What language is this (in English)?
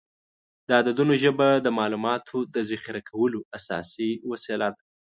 Pashto